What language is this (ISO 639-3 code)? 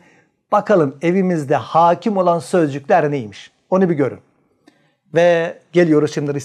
tur